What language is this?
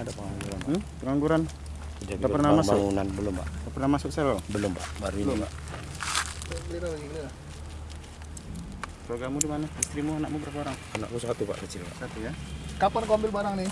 Indonesian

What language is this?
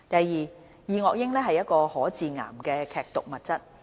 Cantonese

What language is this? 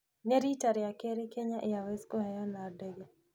Kikuyu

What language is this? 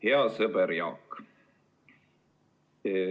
Estonian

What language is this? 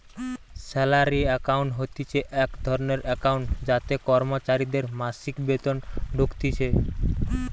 Bangla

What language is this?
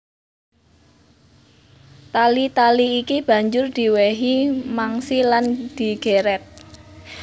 Javanese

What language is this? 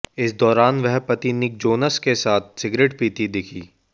Hindi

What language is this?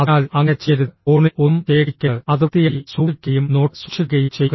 Malayalam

